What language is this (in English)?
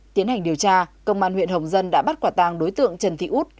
Vietnamese